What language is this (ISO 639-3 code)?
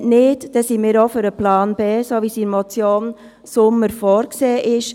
gsw